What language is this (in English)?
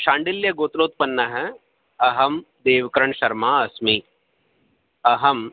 Sanskrit